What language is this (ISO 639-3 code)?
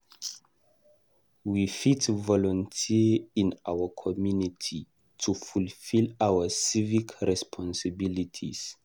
pcm